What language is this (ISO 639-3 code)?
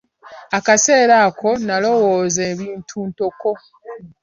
lug